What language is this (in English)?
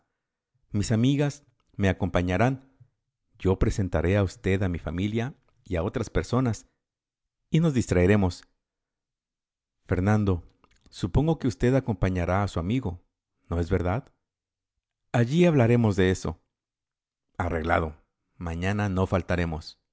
Spanish